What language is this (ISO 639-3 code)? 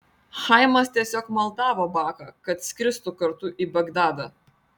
lit